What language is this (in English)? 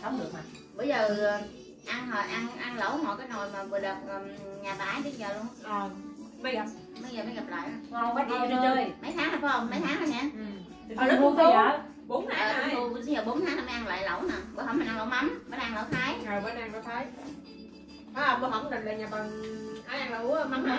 Vietnamese